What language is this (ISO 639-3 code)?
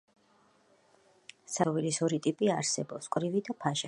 kat